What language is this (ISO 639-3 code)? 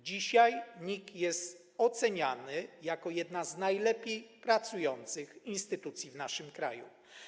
pol